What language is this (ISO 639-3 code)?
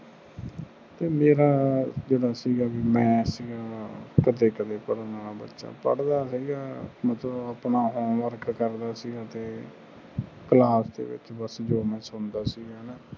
pan